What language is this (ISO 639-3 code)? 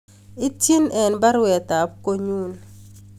kln